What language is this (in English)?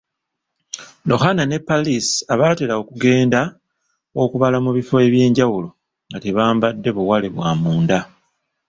Ganda